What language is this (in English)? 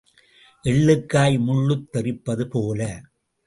Tamil